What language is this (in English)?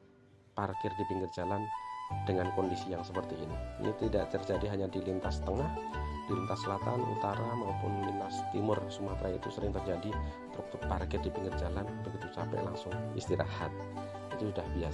Indonesian